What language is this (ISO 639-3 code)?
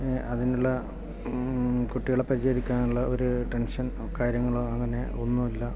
mal